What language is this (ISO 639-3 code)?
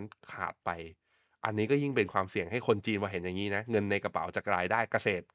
tha